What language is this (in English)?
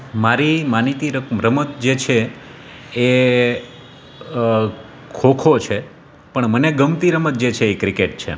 Gujarati